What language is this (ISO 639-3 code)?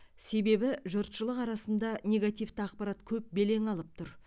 kaz